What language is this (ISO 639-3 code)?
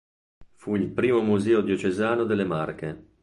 ita